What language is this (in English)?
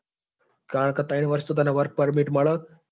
Gujarati